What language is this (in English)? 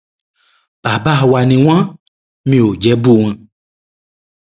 Yoruba